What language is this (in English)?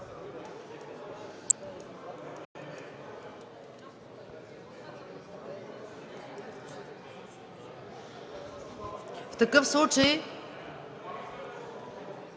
Bulgarian